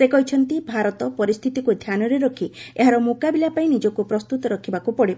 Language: Odia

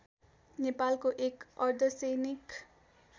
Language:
Nepali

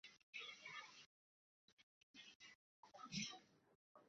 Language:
Arabic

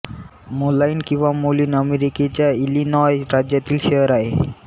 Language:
Marathi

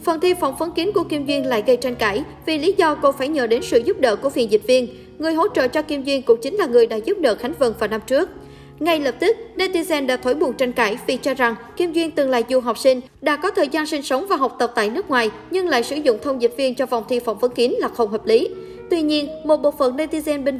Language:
Vietnamese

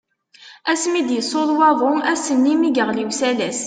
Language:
Kabyle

